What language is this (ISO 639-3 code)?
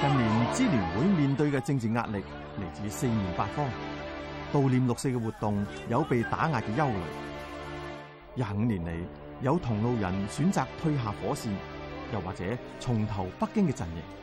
zho